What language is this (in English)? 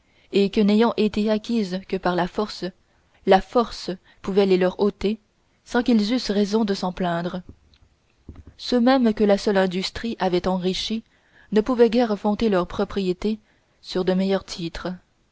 French